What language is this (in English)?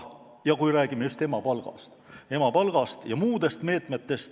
Estonian